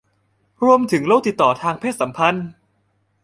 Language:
Thai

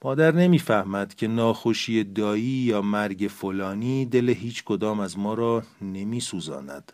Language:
Persian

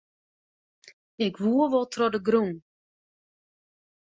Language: Western Frisian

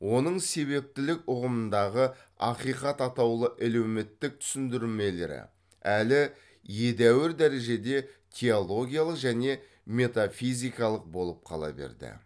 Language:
Kazakh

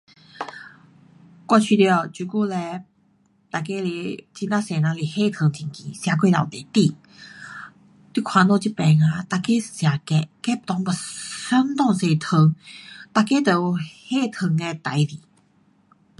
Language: Pu-Xian Chinese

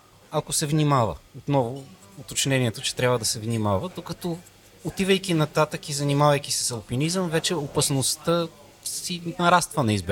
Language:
Bulgarian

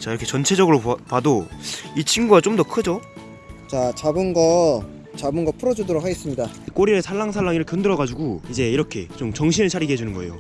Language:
Korean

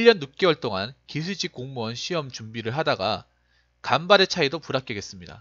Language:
Korean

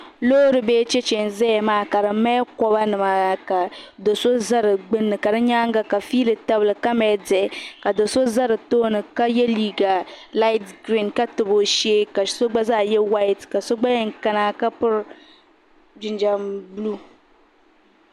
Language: Dagbani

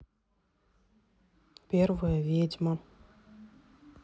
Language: Russian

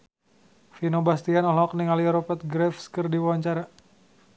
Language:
Sundanese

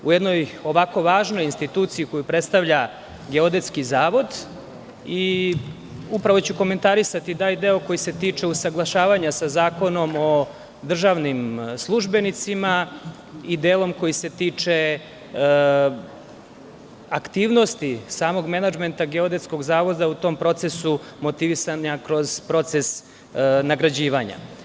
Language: Serbian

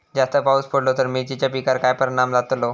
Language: Marathi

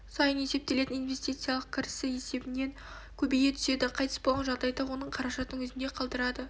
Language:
Kazakh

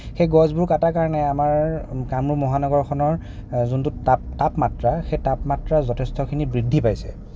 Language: Assamese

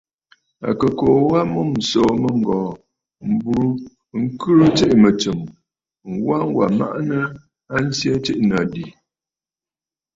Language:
Bafut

